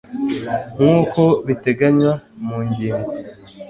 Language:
Kinyarwanda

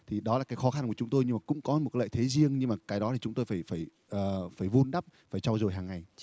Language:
Vietnamese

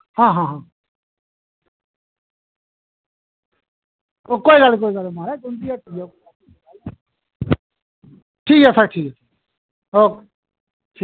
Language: Dogri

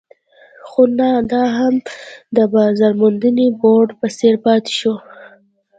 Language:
Pashto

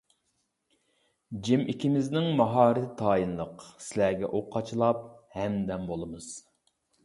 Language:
Uyghur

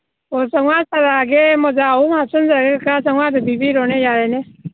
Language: Manipuri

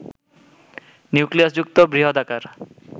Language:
Bangla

